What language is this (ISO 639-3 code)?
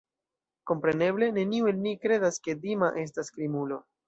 epo